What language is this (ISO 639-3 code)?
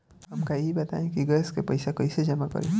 bho